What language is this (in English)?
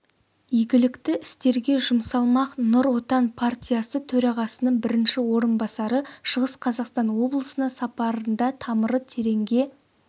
Kazakh